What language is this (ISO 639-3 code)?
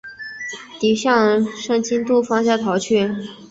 zho